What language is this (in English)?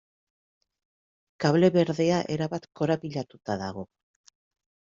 Basque